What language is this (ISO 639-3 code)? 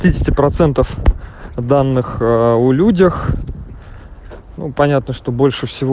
rus